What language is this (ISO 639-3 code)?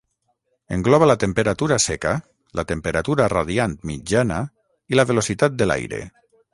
cat